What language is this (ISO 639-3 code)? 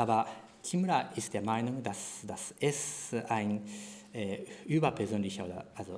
deu